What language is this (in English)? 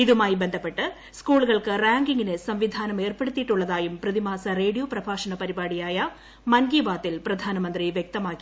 Malayalam